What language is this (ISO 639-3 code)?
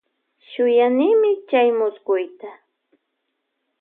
qvj